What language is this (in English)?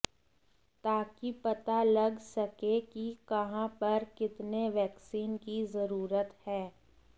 Hindi